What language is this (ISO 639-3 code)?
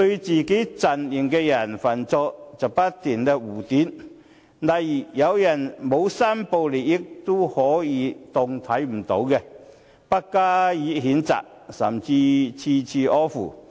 yue